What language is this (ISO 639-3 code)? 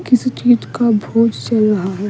hin